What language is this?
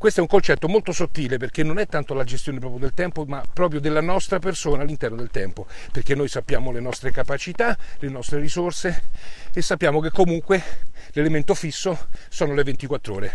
Italian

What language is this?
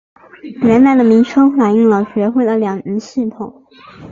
Chinese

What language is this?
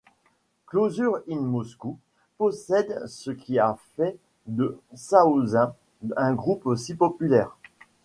French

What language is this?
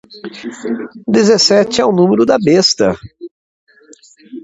Portuguese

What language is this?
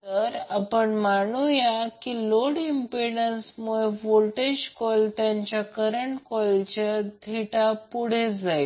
Marathi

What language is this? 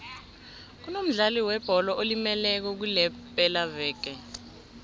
South Ndebele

